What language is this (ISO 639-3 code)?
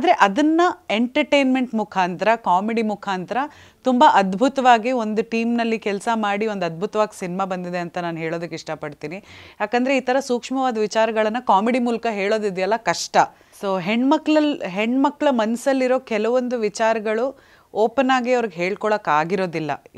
kan